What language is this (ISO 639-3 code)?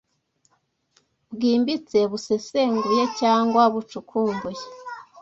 kin